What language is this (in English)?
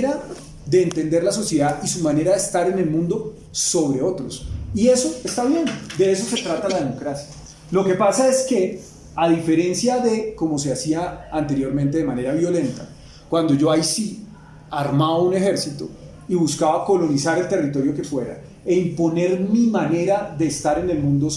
Spanish